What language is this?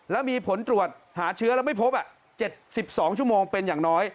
Thai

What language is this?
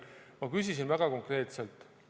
Estonian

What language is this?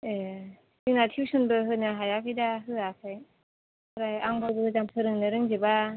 Bodo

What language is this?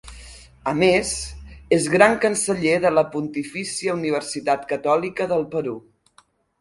Catalan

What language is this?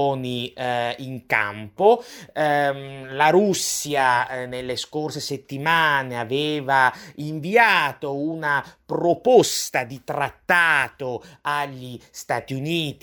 Italian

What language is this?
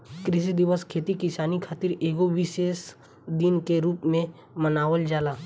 Bhojpuri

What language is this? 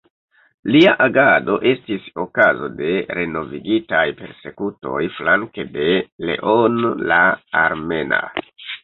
Esperanto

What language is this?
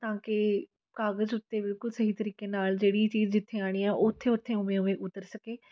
Punjabi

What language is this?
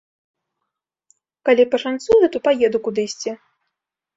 Belarusian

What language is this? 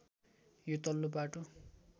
Nepali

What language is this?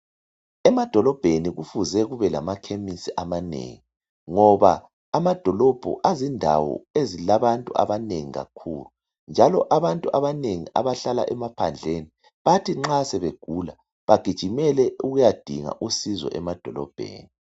North Ndebele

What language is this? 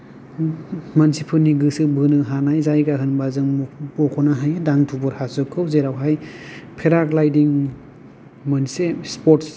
Bodo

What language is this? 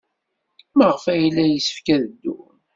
Kabyle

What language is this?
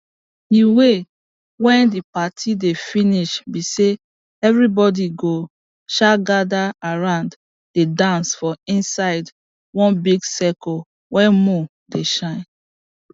Nigerian Pidgin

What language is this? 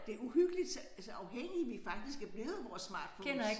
Danish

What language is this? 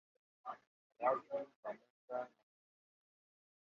Swahili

